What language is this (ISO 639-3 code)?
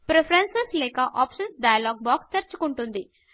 tel